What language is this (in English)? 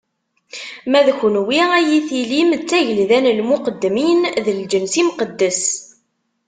Kabyle